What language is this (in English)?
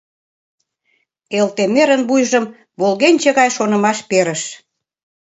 Mari